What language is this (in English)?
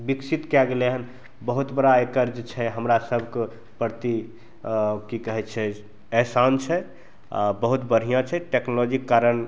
Maithili